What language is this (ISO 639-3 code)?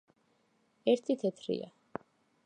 kat